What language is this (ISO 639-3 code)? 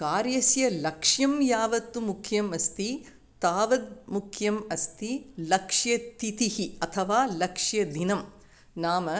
san